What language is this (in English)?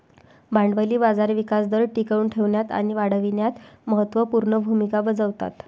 Marathi